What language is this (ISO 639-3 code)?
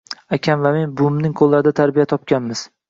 uzb